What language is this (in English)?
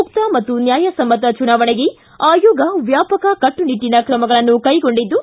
Kannada